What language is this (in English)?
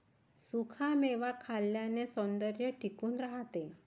Marathi